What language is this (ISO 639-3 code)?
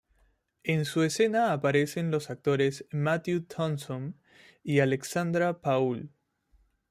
spa